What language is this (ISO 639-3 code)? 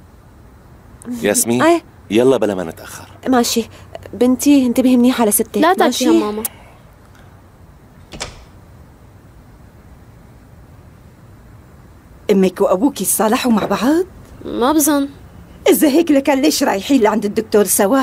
ara